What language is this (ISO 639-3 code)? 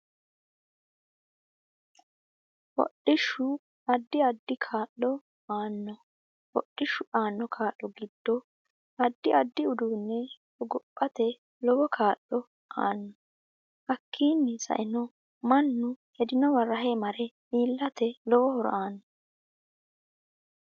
sid